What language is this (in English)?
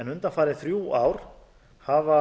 Icelandic